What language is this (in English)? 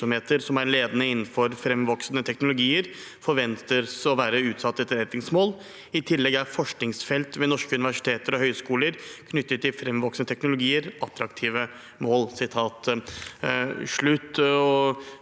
Norwegian